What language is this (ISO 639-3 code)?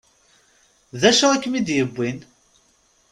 kab